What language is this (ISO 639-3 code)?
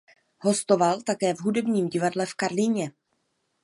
ces